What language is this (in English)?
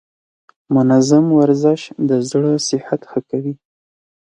Pashto